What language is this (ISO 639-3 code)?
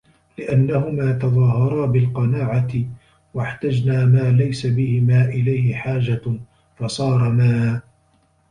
ara